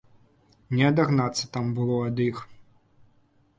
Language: Belarusian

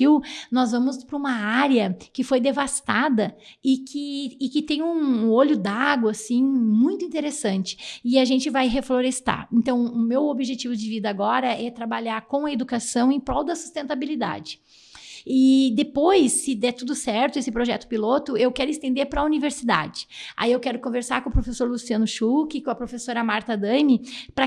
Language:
Portuguese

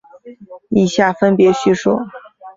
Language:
Chinese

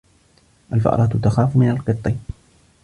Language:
Arabic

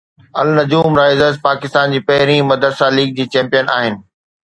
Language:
Sindhi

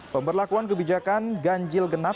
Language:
Indonesian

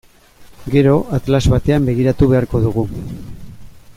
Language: Basque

